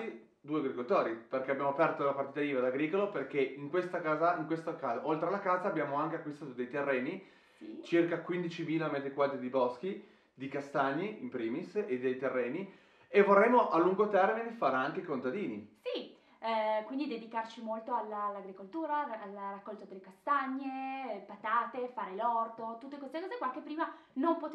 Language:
Italian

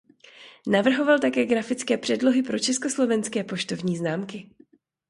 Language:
Czech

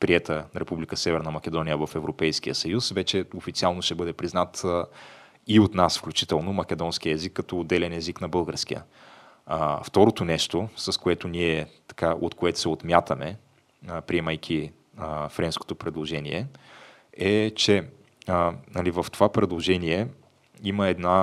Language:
Bulgarian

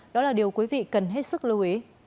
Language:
Vietnamese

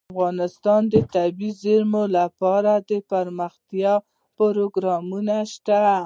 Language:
Pashto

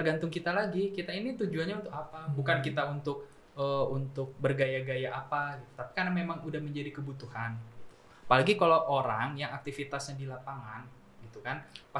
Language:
Indonesian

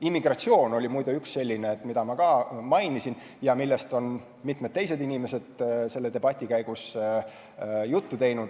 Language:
Estonian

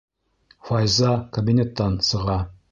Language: Bashkir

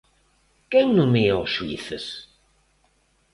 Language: Galician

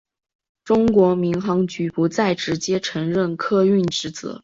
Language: Chinese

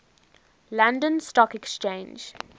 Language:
English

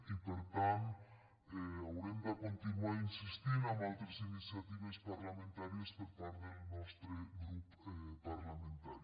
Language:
Catalan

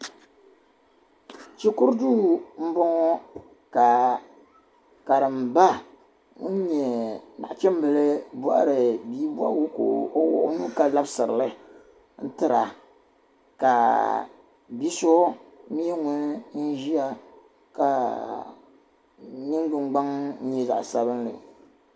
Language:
Dagbani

